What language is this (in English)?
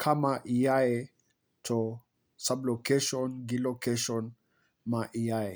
Luo (Kenya and Tanzania)